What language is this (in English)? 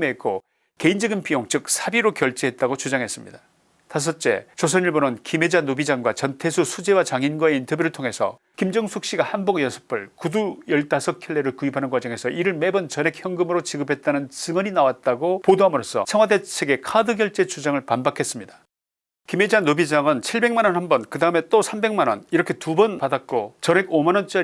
Korean